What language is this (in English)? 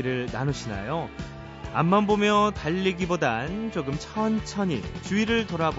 Korean